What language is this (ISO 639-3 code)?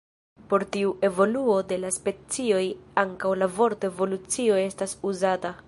epo